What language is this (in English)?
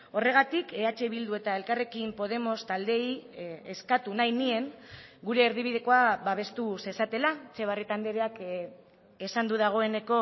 Basque